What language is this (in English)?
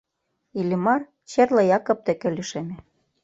Mari